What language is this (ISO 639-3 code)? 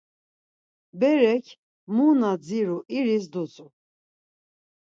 lzz